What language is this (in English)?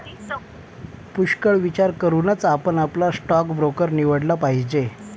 Marathi